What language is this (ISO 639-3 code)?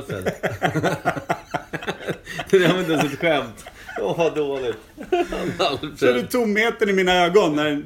swe